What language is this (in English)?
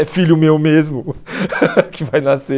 Portuguese